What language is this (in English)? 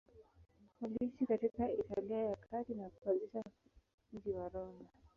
Swahili